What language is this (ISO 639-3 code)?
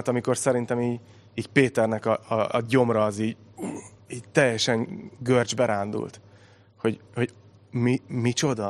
hun